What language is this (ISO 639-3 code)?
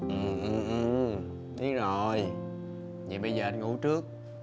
vie